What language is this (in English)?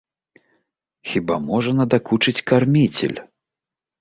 Belarusian